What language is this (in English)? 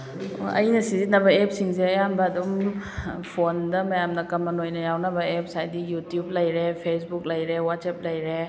Manipuri